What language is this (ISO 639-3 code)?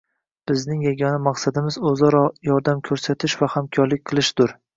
uzb